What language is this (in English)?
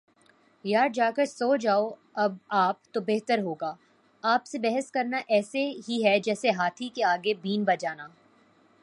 Urdu